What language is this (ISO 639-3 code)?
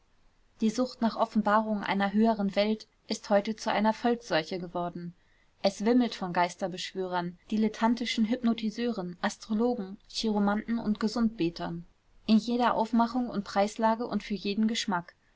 deu